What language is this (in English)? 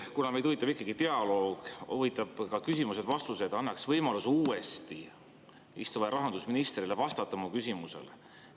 Estonian